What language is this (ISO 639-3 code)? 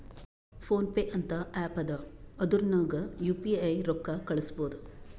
kan